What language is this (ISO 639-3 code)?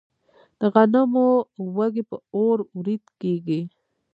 pus